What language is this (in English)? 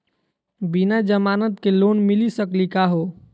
Magahi